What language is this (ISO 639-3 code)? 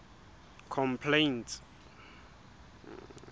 sot